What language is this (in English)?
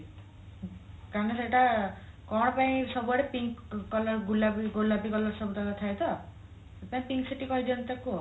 Odia